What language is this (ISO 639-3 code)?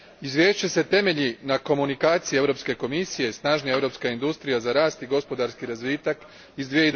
hrv